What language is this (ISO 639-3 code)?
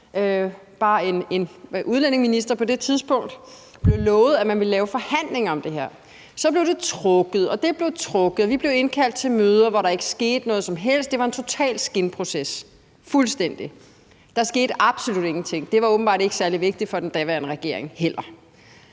dan